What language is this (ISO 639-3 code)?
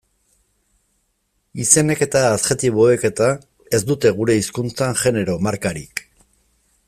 eus